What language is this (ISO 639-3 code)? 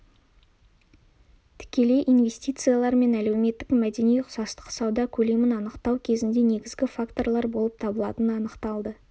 kaz